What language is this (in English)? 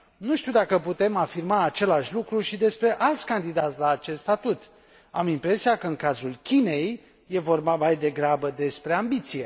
Romanian